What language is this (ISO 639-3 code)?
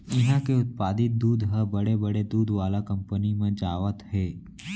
hne